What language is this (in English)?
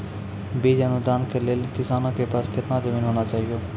Maithili